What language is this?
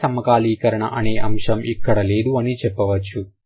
Telugu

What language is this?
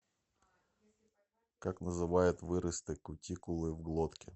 Russian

